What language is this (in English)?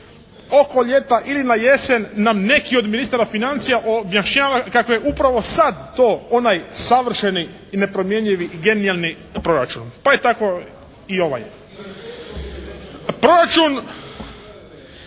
Croatian